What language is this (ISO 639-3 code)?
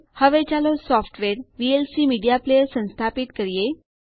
guj